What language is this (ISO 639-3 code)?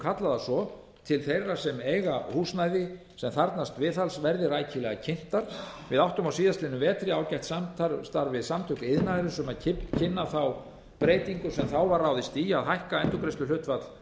isl